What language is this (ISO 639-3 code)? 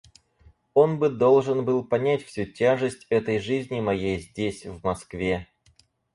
rus